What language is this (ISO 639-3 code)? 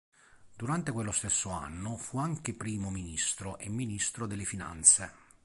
ita